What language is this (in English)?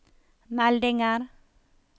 Norwegian